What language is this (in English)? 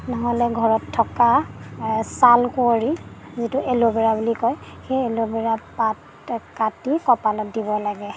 Assamese